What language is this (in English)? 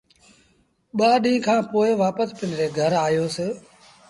Sindhi Bhil